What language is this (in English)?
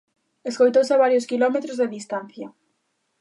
Galician